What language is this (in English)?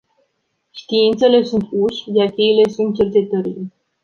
Romanian